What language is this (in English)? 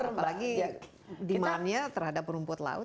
Indonesian